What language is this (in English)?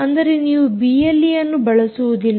Kannada